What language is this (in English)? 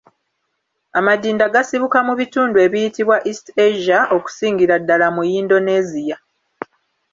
Ganda